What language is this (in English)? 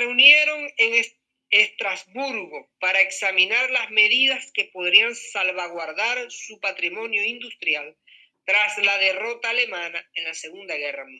Spanish